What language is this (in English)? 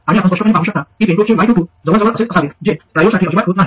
Marathi